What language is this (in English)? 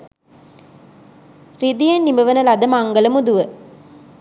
Sinhala